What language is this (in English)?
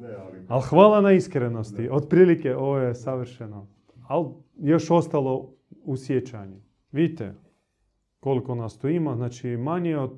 Croatian